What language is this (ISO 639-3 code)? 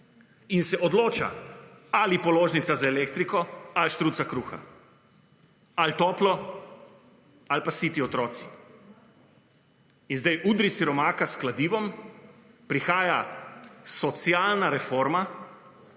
slv